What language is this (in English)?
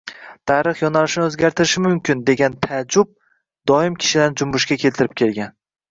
Uzbek